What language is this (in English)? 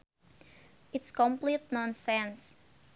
Sundanese